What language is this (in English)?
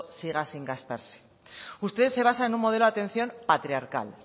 Spanish